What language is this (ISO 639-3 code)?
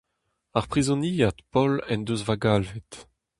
bre